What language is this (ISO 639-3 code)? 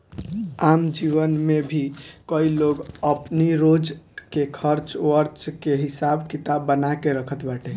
bho